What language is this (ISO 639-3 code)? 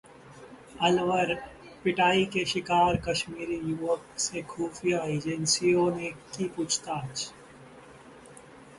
hin